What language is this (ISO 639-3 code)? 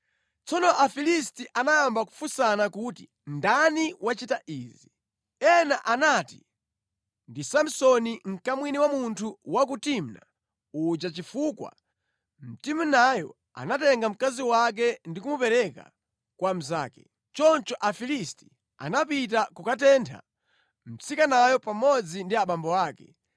nya